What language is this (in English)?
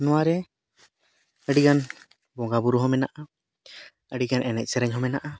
Santali